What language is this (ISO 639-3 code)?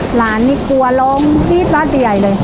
tha